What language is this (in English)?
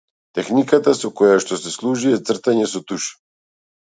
Macedonian